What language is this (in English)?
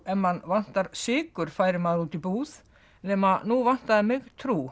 Icelandic